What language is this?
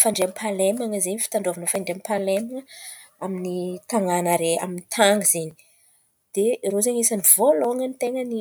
Antankarana Malagasy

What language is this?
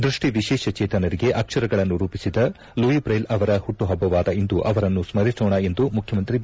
Kannada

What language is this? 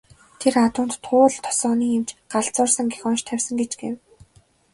Mongolian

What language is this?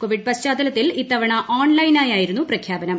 Malayalam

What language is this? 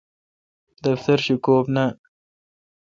Kalkoti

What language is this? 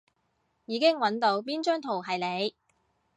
Cantonese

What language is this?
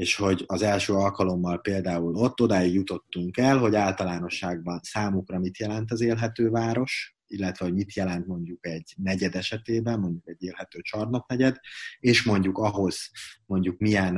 Hungarian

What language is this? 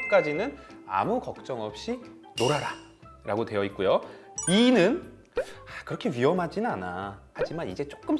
Korean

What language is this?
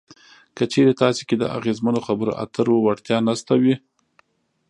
Pashto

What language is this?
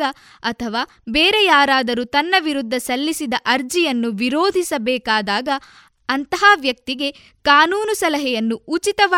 Kannada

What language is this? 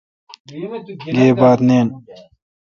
Kalkoti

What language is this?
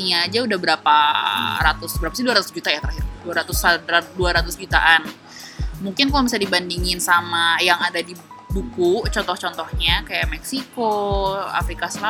Indonesian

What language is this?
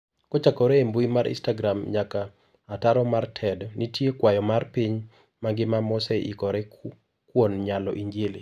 Luo (Kenya and Tanzania)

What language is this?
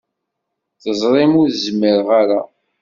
Kabyle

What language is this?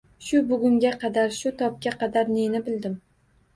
Uzbek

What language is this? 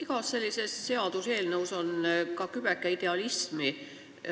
Estonian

